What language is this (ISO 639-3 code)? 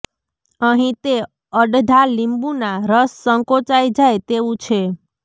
guj